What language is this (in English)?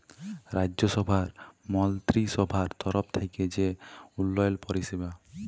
Bangla